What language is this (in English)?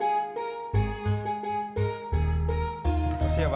Indonesian